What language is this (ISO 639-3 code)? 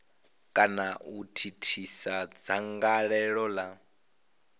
ven